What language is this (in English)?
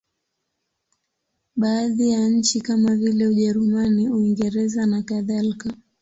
Swahili